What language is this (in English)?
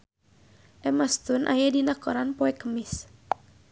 Sundanese